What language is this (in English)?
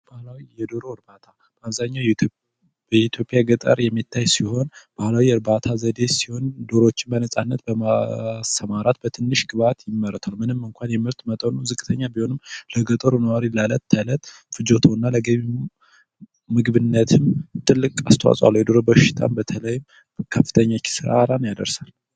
Amharic